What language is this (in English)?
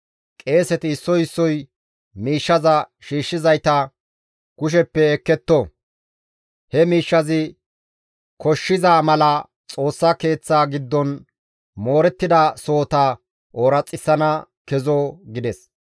Gamo